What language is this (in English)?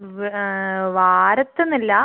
Malayalam